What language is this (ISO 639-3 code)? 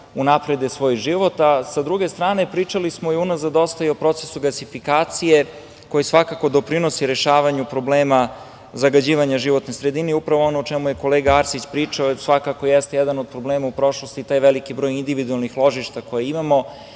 srp